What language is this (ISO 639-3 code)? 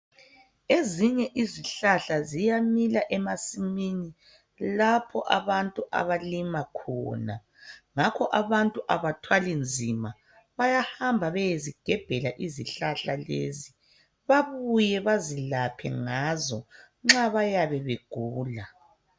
nde